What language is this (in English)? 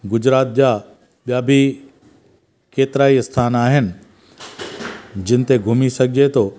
Sindhi